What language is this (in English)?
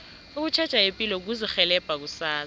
South Ndebele